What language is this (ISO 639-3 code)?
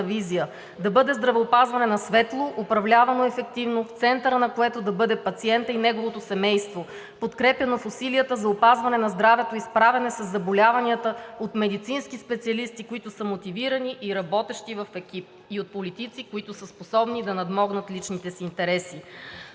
bul